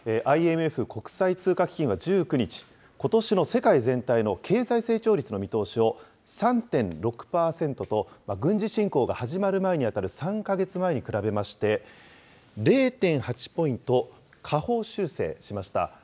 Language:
Japanese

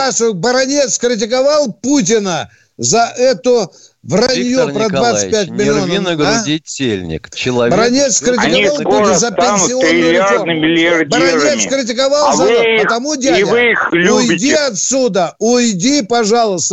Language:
Russian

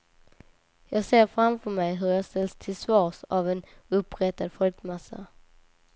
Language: Swedish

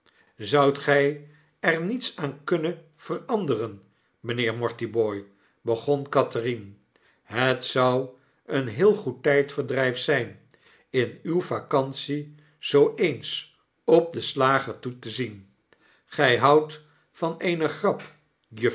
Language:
Dutch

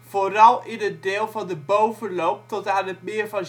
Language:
Dutch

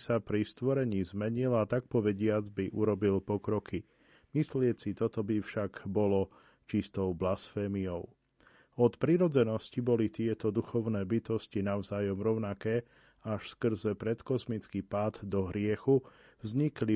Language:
Slovak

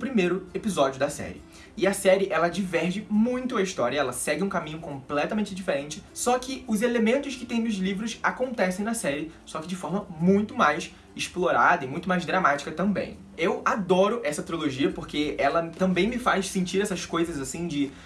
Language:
Portuguese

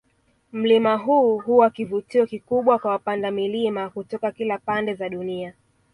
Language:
Swahili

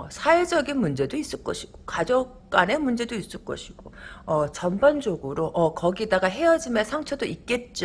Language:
Korean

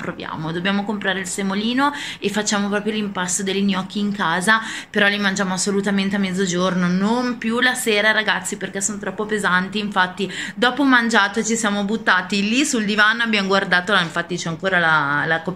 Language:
Italian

